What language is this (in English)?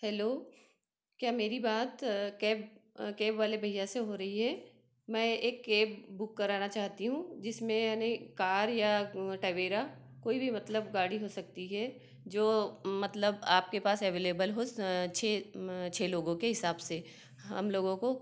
Hindi